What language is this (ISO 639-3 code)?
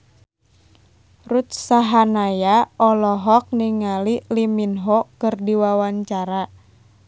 sun